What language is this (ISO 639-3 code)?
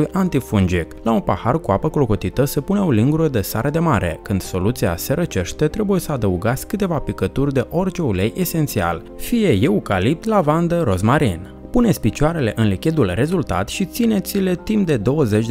ron